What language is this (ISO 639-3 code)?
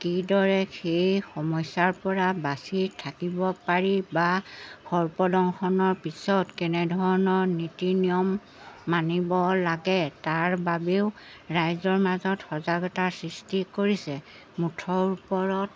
asm